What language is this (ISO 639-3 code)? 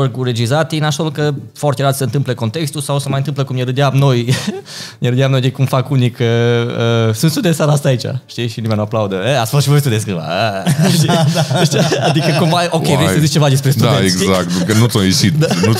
ron